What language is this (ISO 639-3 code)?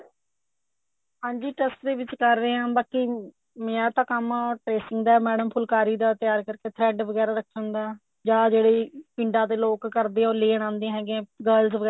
pan